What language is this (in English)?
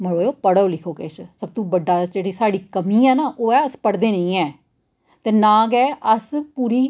Dogri